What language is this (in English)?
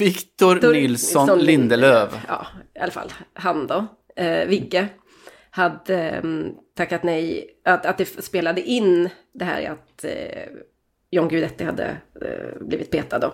Swedish